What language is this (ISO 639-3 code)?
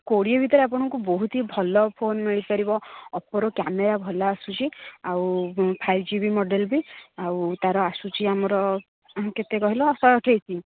ori